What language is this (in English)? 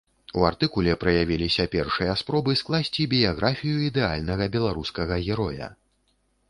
Belarusian